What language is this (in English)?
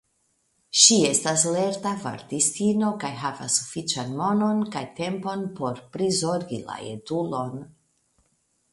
Esperanto